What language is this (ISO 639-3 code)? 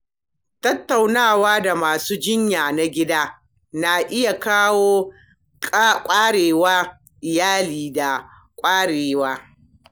hau